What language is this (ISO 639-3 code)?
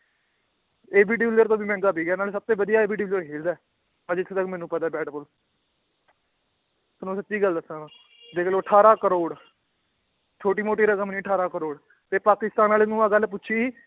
pan